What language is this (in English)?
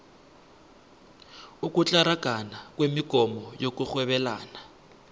South Ndebele